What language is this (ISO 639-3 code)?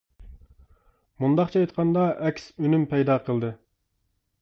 uig